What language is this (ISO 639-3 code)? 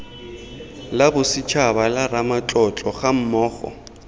tsn